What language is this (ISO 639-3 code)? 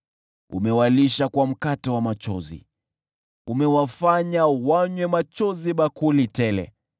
swa